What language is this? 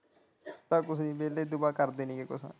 Punjabi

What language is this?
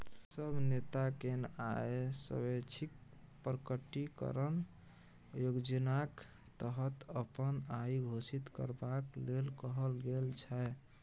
Maithili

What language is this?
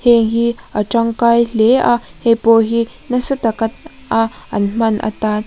Mizo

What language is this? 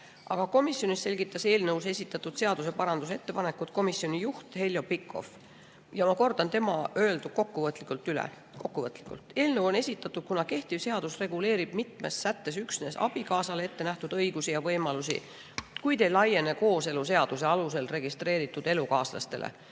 Estonian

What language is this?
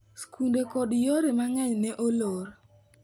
Luo (Kenya and Tanzania)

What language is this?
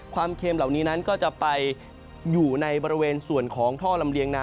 Thai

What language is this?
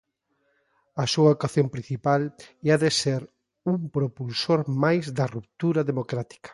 Galician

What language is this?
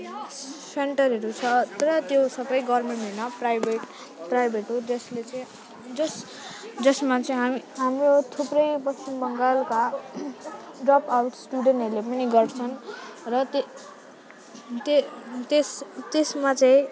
Nepali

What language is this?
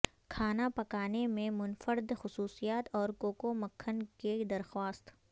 Urdu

